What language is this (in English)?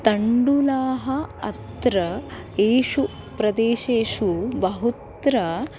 Sanskrit